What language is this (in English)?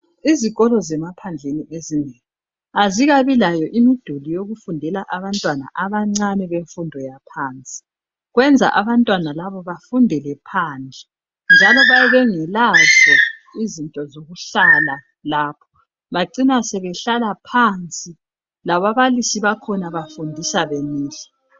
North Ndebele